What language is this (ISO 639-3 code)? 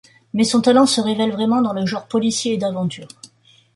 fra